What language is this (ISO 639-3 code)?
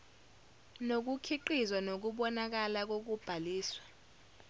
zul